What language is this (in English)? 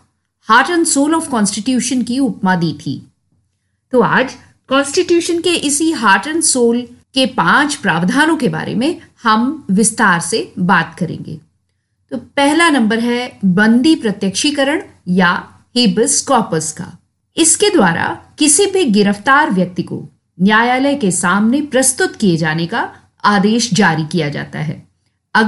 Hindi